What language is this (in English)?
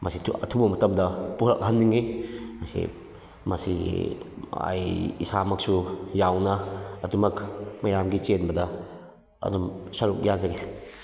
Manipuri